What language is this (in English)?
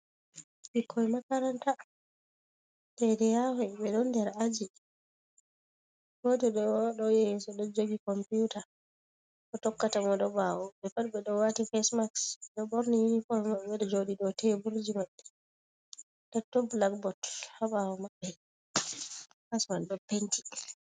Fula